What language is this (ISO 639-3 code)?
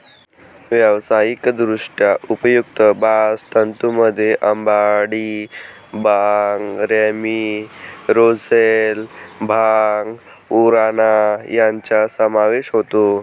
mar